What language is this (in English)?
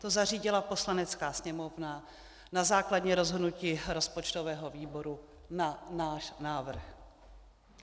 Czech